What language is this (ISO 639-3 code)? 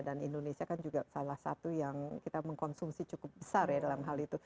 ind